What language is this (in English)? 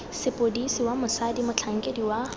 Tswana